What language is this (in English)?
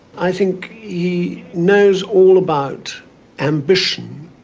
English